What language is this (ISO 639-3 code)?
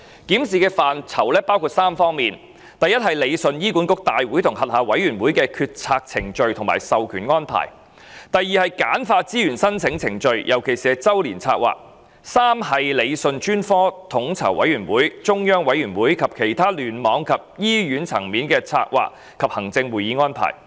yue